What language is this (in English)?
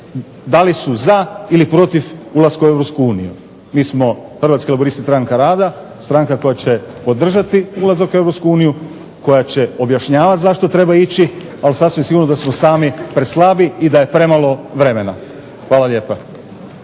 Croatian